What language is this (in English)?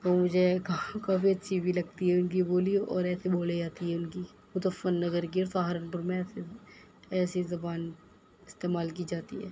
Urdu